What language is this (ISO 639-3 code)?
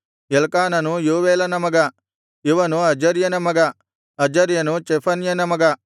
kan